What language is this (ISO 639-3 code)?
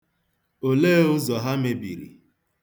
ibo